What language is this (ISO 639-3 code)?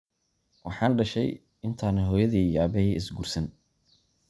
som